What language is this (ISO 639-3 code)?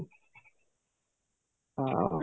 ori